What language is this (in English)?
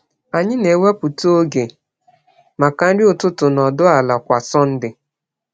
Igbo